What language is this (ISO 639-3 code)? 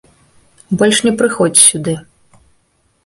bel